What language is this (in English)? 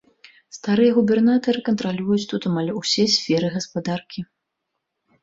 Belarusian